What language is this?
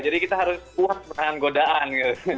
Indonesian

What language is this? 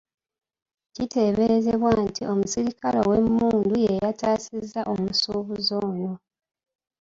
Ganda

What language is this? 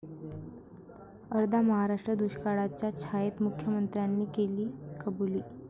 Marathi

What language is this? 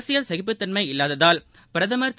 Tamil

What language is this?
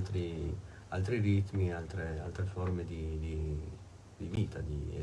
Italian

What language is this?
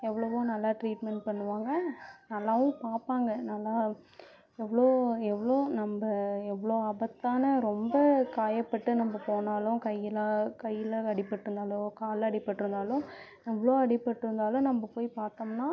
Tamil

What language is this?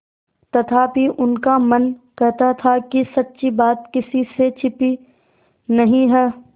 Hindi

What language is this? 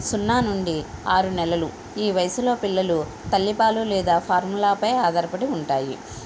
Telugu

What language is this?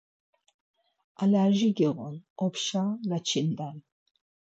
Laz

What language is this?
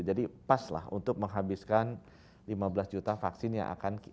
Indonesian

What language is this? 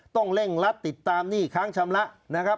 Thai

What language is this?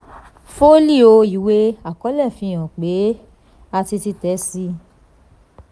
Yoruba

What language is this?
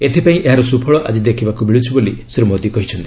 Odia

